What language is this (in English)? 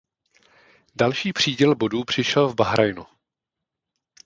Czech